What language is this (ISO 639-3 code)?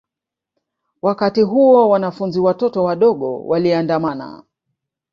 swa